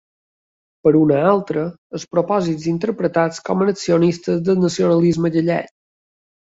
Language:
Catalan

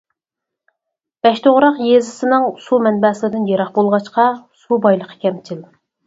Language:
Uyghur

